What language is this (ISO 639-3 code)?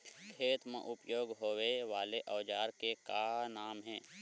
hne